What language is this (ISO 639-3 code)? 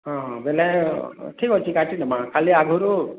ori